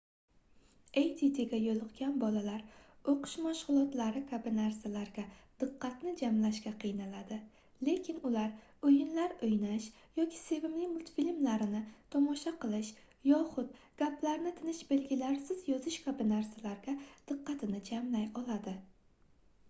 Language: Uzbek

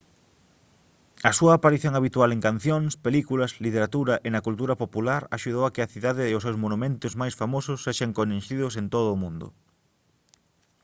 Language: Galician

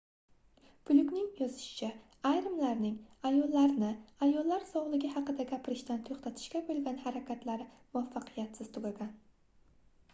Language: Uzbek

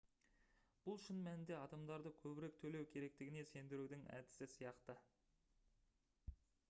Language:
Kazakh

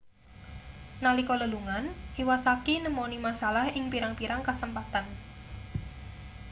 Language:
Javanese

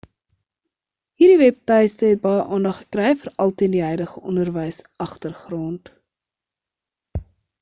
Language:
Afrikaans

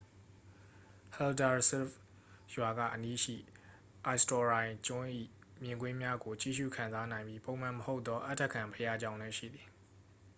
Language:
Burmese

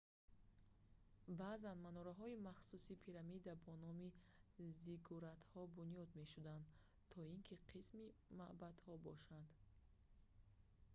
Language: Tajik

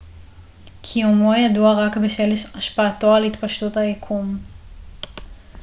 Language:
Hebrew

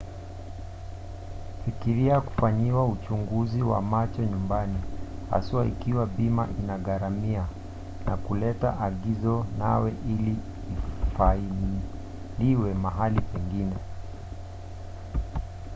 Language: Swahili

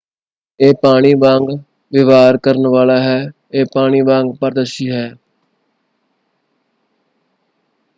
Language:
Punjabi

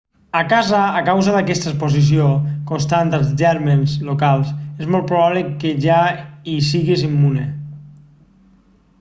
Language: Catalan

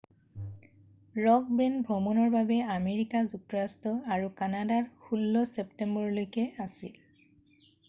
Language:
Assamese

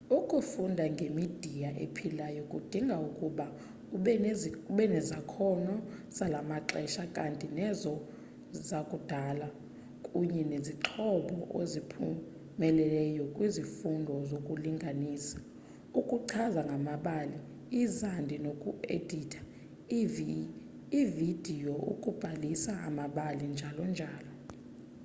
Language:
Xhosa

